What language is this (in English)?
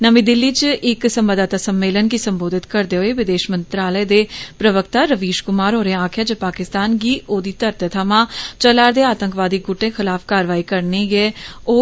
Dogri